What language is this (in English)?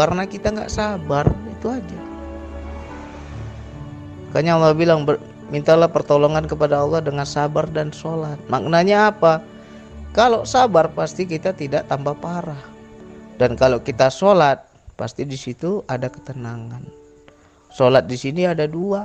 Indonesian